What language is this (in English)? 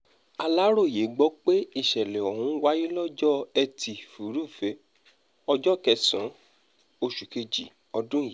Yoruba